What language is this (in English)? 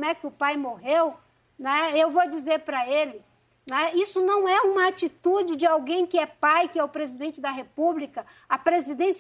Portuguese